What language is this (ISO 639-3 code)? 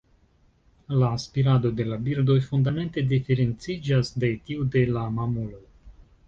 epo